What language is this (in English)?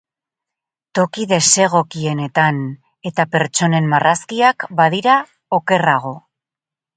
Basque